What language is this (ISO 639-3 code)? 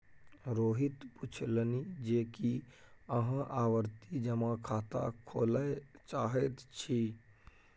mai